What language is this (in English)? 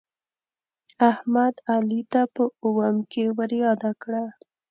Pashto